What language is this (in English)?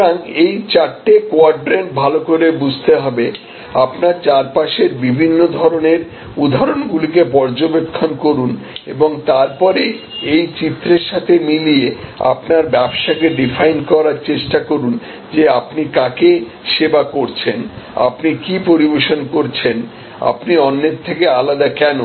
Bangla